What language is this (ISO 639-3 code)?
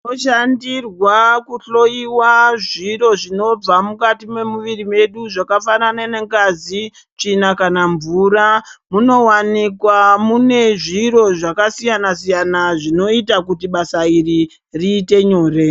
ndc